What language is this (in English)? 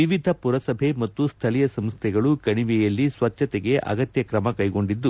Kannada